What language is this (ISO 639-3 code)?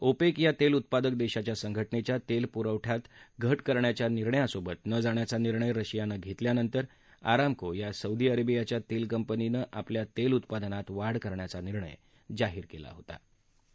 mar